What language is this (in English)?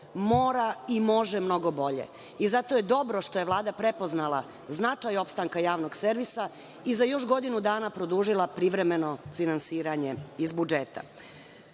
Serbian